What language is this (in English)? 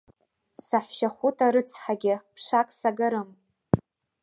Abkhazian